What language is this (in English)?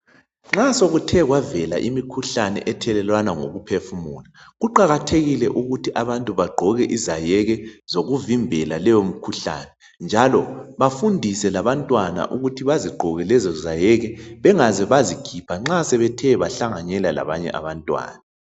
North Ndebele